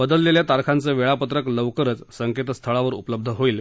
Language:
Marathi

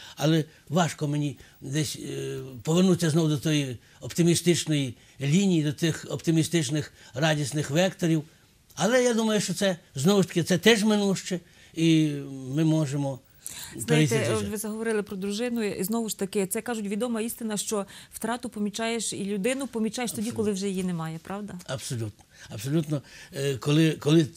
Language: Ukrainian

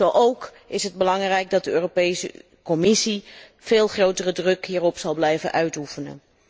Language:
Dutch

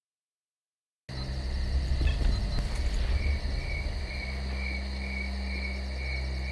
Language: Russian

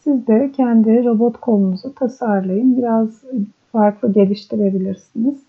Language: Turkish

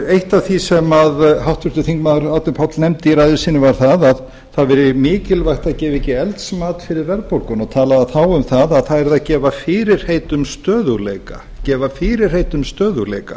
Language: Icelandic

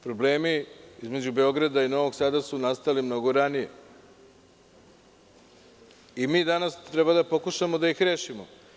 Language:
Serbian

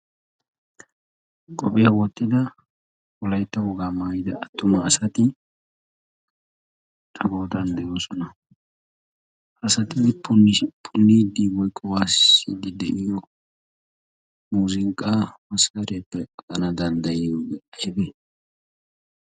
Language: Wolaytta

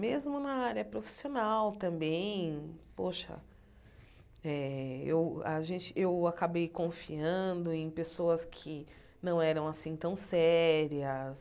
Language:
Portuguese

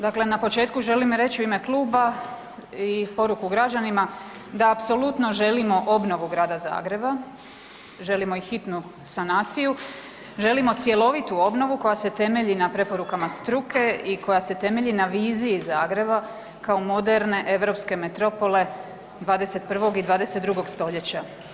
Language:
Croatian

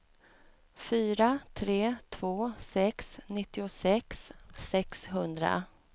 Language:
Swedish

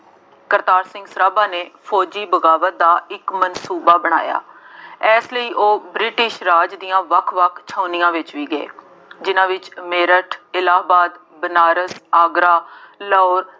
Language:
Punjabi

